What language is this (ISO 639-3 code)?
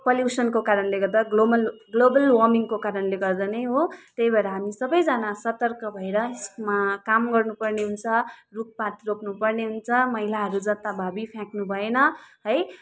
nep